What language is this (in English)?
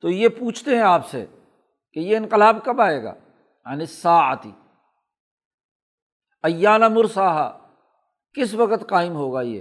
Urdu